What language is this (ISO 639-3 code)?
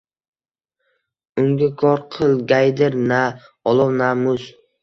uzb